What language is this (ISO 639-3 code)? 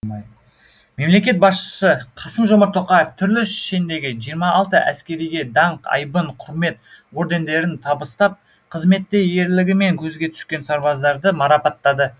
kaz